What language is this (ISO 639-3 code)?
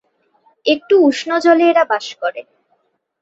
ben